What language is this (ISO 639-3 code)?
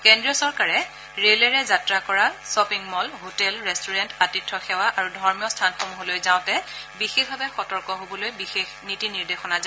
asm